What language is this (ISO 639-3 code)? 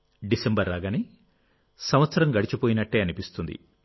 tel